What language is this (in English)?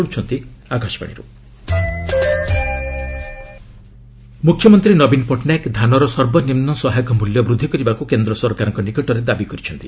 Odia